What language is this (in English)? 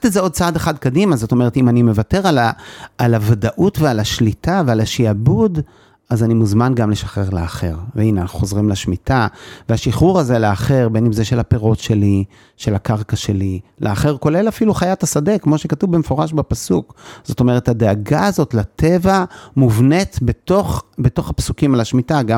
Hebrew